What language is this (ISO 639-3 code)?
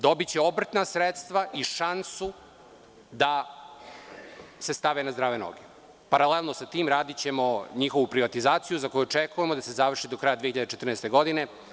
srp